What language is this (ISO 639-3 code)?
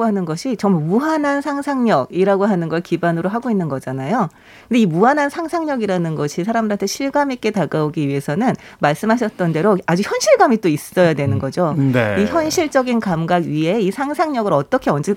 kor